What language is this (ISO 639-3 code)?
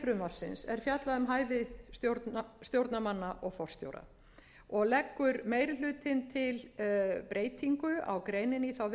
isl